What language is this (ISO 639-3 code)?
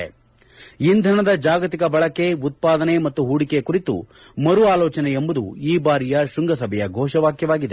kan